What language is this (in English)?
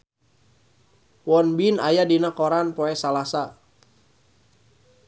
Sundanese